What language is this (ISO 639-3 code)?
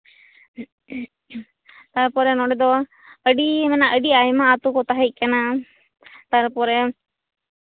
sat